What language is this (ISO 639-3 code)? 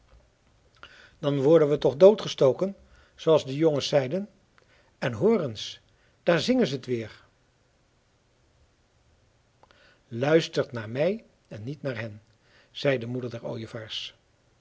nld